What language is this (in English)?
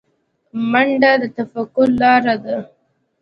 Pashto